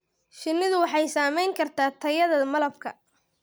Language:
Somali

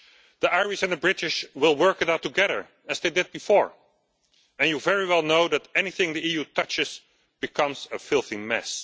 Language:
English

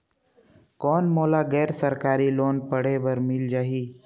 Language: Chhattisgarhi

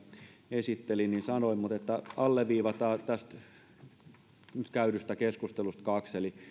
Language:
Finnish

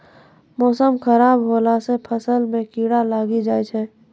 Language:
Maithili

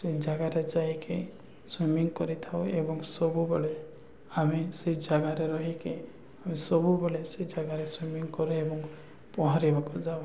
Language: Odia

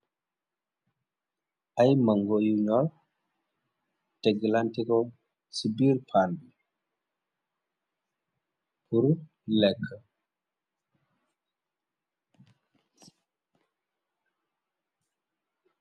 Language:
Wolof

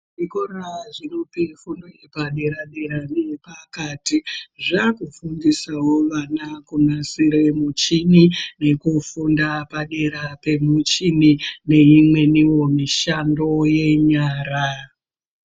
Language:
Ndau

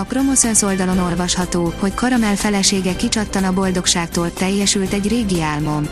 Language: Hungarian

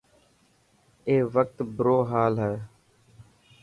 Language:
Dhatki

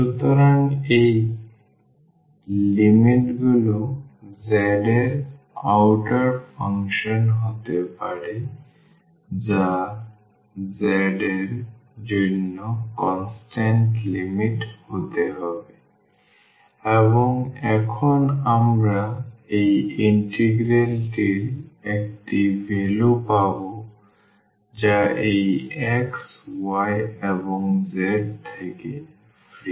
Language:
Bangla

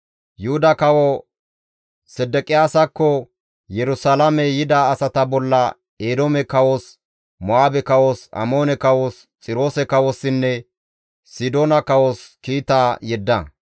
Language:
Gamo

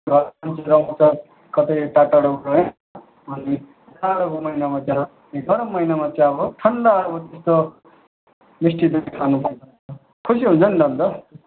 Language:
Nepali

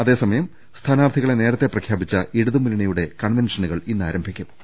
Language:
Malayalam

